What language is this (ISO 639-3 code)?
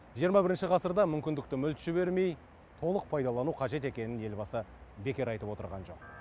kaz